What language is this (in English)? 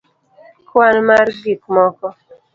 Luo (Kenya and Tanzania)